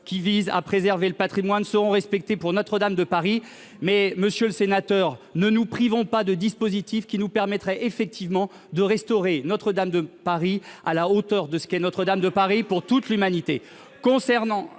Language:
French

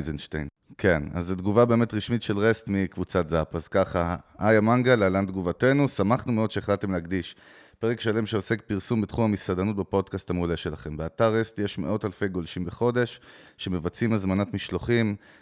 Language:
Hebrew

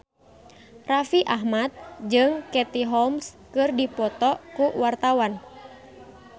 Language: Sundanese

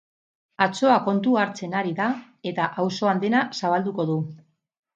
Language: Basque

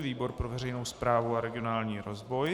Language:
Czech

